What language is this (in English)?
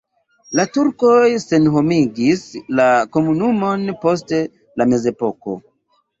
Esperanto